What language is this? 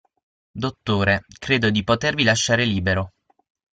Italian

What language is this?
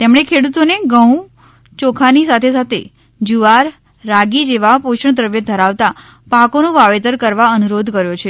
Gujarati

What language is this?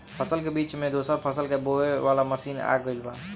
Bhojpuri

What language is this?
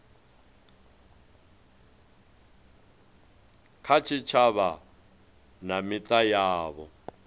Venda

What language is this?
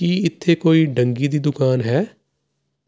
Punjabi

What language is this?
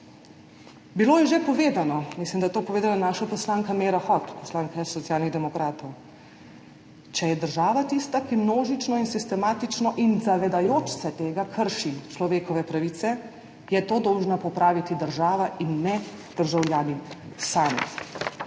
Slovenian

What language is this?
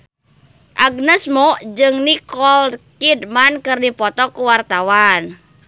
Sundanese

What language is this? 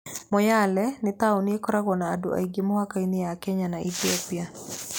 Kikuyu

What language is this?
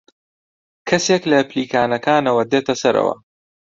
Central Kurdish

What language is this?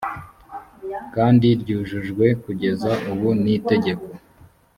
Kinyarwanda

